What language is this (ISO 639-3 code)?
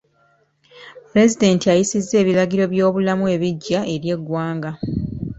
lug